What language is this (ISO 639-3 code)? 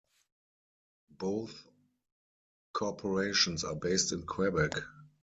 eng